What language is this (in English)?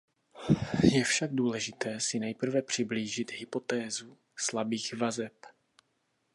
Czech